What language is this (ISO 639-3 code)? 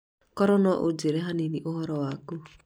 kik